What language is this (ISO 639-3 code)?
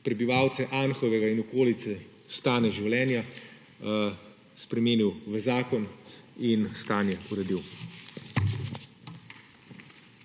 slv